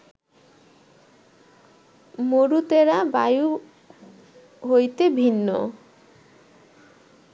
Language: Bangla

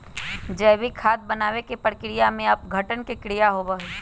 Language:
Magahi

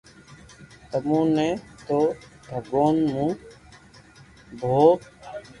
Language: Loarki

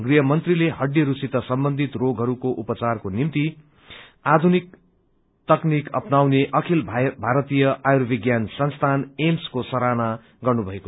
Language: Nepali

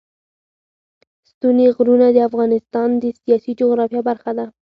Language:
Pashto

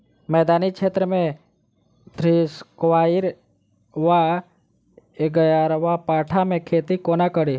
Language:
Maithili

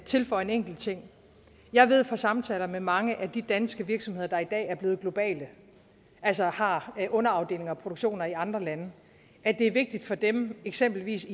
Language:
Danish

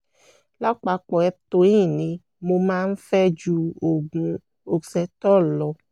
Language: Yoruba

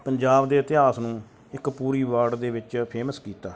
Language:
Punjabi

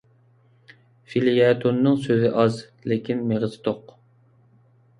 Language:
Uyghur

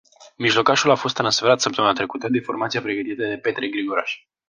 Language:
Romanian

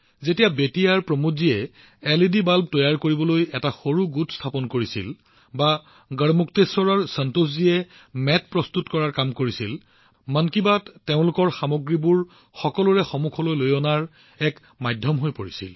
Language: Assamese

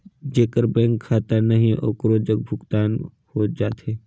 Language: Chhattisgarhi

